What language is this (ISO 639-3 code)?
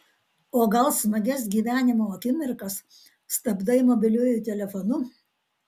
lit